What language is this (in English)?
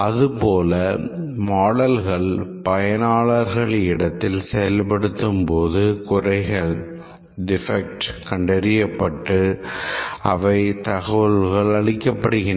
Tamil